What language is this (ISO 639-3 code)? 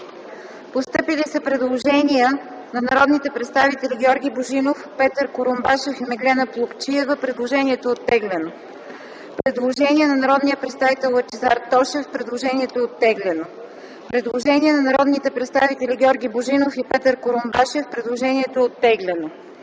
bul